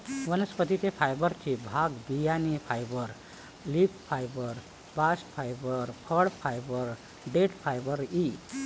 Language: Marathi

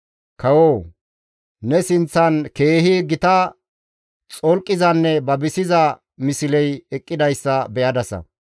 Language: Gamo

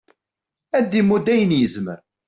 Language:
Kabyle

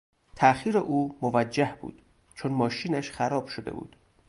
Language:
Persian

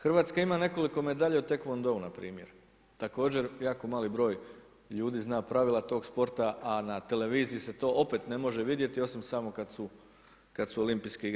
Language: Croatian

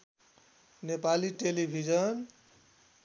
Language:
Nepali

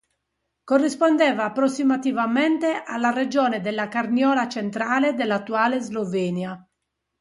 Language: Italian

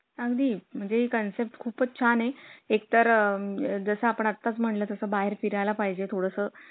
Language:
Marathi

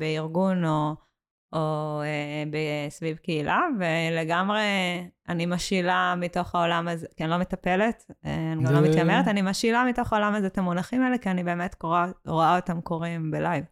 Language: Hebrew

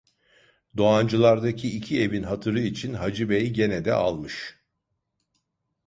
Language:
Turkish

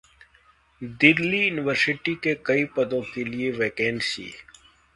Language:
Hindi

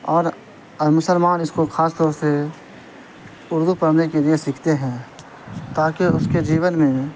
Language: Urdu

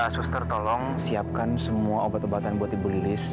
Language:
Indonesian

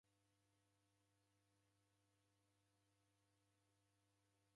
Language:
Taita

